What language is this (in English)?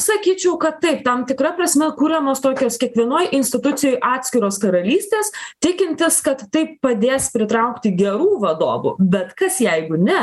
Lithuanian